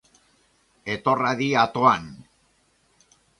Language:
Basque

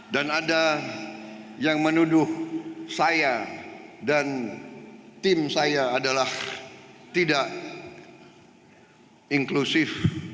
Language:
Indonesian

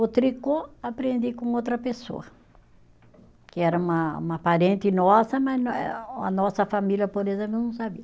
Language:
Portuguese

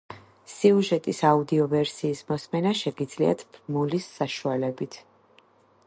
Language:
Georgian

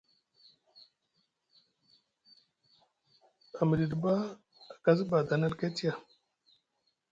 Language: Musgu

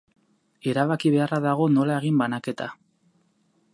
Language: Basque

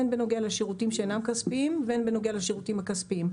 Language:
Hebrew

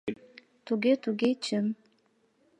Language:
Mari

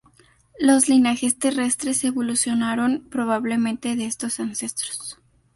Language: Spanish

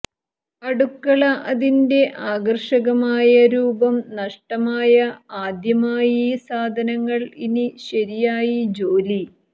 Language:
Malayalam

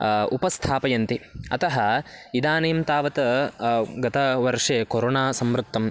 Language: Sanskrit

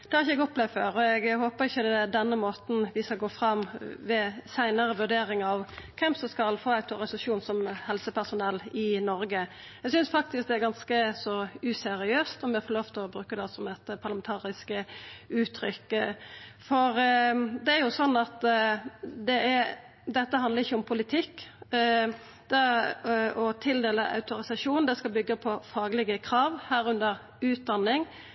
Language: Norwegian Nynorsk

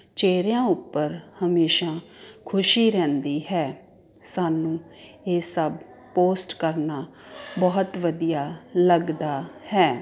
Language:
Punjabi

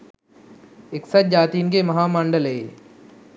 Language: Sinhala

